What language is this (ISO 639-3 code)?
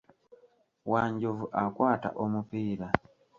lug